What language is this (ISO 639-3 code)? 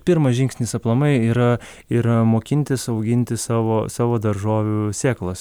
lit